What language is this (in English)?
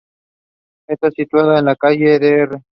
Spanish